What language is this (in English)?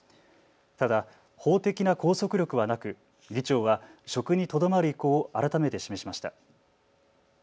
Japanese